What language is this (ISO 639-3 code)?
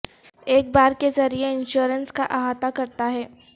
urd